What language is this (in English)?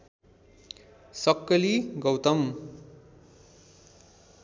Nepali